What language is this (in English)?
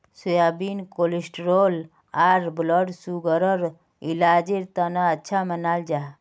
Magahi